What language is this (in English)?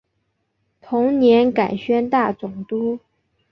Chinese